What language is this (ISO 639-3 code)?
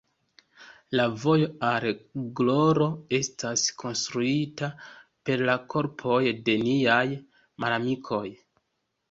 epo